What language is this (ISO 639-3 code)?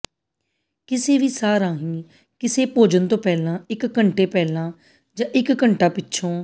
pan